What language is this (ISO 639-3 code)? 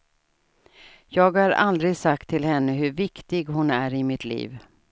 swe